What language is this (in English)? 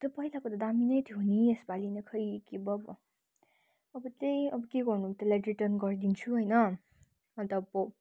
Nepali